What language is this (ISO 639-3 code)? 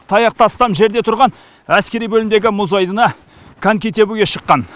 kaz